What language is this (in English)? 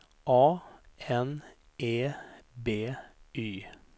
Swedish